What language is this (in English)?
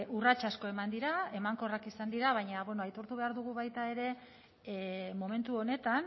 Basque